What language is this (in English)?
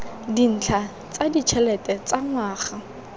Tswana